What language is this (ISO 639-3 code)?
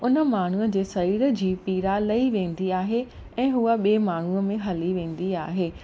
snd